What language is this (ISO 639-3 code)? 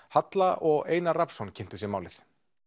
isl